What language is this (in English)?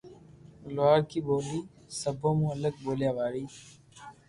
Loarki